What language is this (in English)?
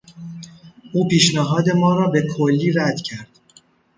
Persian